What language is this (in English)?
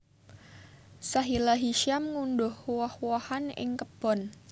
Javanese